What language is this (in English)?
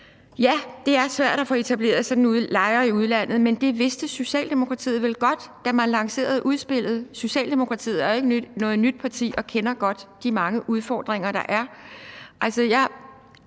Danish